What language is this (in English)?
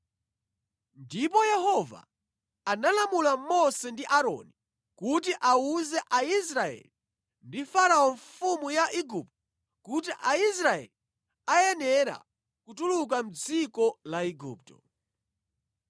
Nyanja